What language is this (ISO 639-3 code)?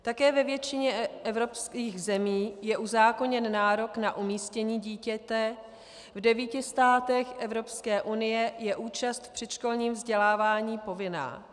ces